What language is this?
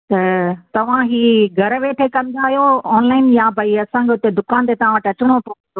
Sindhi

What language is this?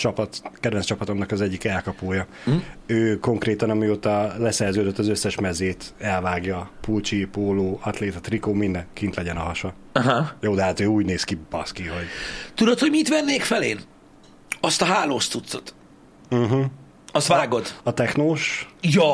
Hungarian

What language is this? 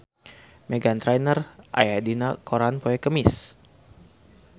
Sundanese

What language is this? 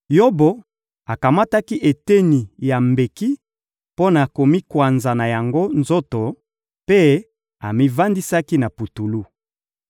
Lingala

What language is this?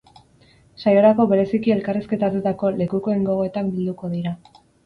Basque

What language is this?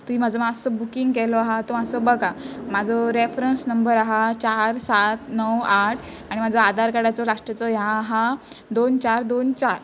Konkani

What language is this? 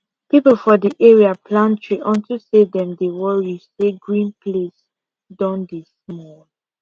Nigerian Pidgin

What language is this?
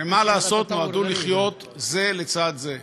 Hebrew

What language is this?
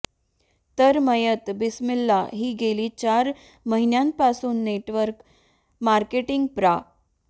Marathi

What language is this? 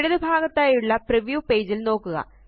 Malayalam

